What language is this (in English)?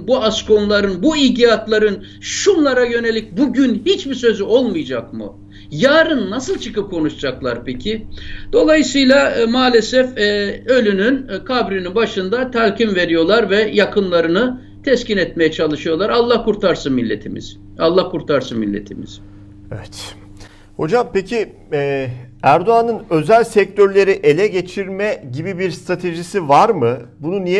Turkish